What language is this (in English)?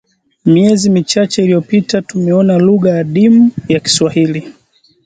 Swahili